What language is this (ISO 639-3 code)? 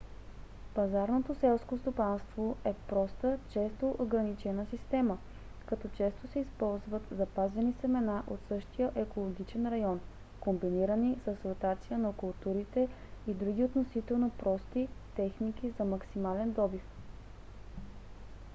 bul